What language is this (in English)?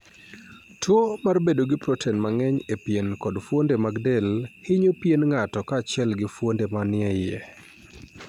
Luo (Kenya and Tanzania)